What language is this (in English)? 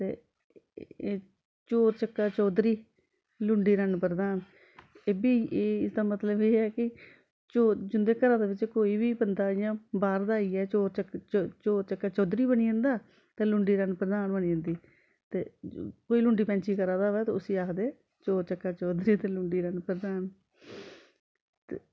Dogri